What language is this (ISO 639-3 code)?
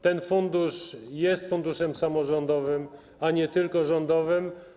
pol